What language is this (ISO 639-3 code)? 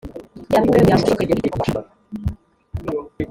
kin